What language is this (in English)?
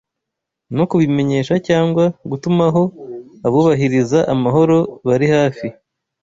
Kinyarwanda